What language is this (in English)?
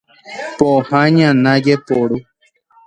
Guarani